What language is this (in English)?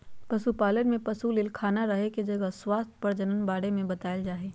Magahi